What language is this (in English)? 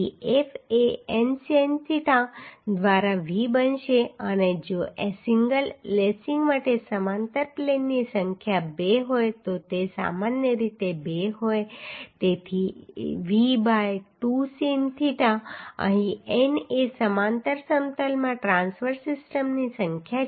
Gujarati